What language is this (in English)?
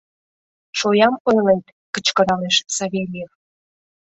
Mari